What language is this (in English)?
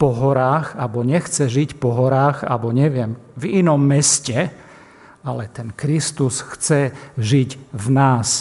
Slovak